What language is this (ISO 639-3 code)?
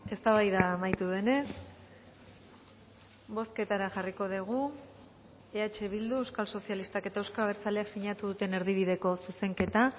eus